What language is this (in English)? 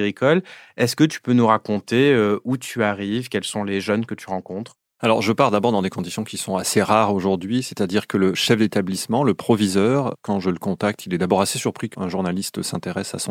French